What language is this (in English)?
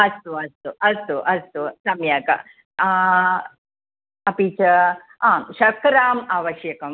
Sanskrit